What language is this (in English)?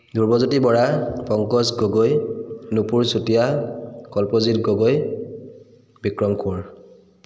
Assamese